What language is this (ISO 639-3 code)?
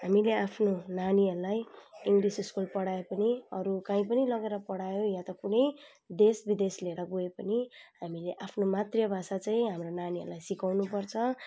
nep